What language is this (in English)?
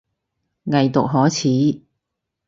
Cantonese